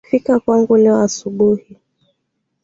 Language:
Swahili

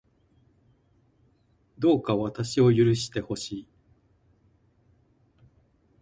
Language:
Japanese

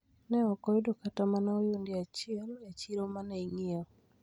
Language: Luo (Kenya and Tanzania)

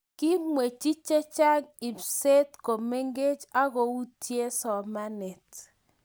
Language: Kalenjin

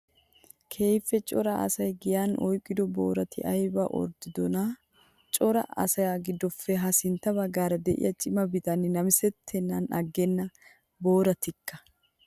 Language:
Wolaytta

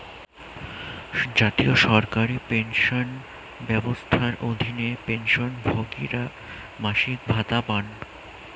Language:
Bangla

